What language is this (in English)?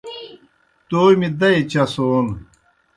Kohistani Shina